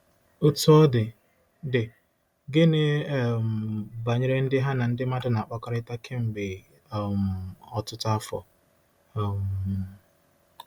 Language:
Igbo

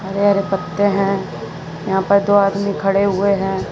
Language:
Hindi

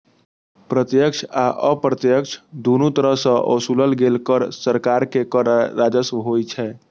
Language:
Maithili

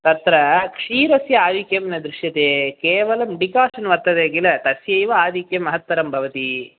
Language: Sanskrit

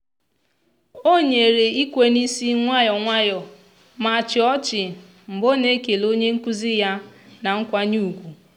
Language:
Igbo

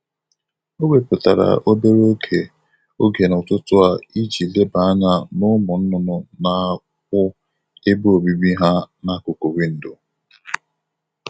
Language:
Igbo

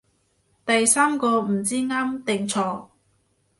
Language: Cantonese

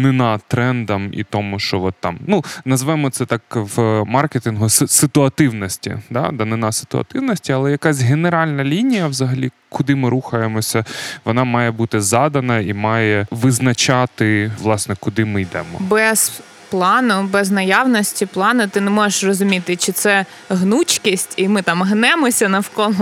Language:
Ukrainian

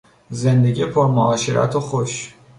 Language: Persian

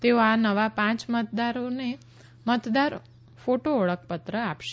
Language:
Gujarati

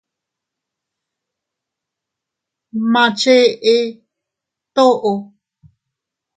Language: Teutila Cuicatec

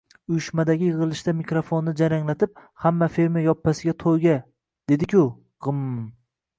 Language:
Uzbek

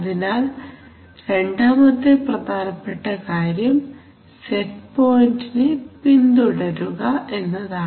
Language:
Malayalam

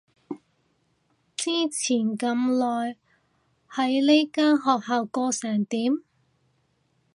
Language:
Cantonese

